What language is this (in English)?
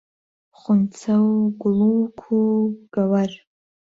Central Kurdish